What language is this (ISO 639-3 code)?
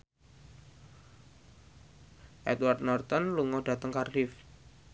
jav